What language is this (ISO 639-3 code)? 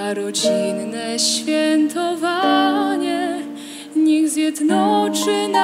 pol